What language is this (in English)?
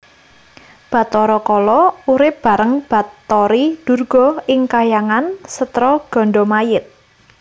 Javanese